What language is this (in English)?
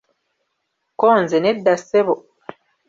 Ganda